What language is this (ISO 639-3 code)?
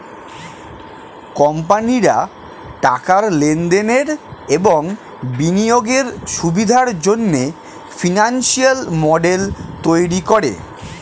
ben